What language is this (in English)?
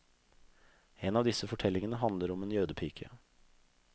Norwegian